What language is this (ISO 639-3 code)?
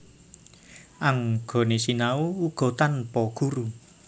jav